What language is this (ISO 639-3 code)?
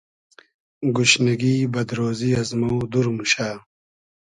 haz